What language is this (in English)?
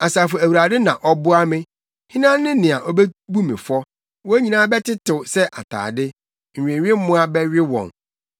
Akan